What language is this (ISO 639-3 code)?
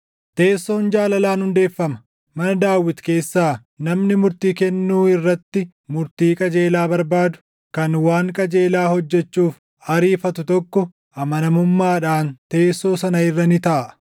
orm